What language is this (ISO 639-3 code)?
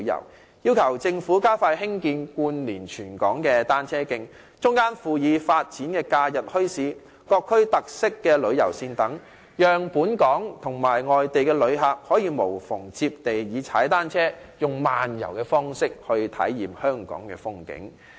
yue